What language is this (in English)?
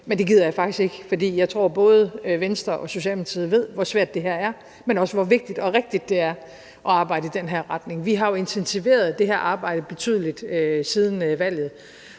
Danish